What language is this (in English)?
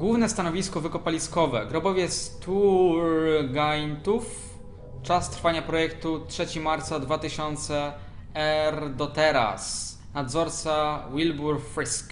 Polish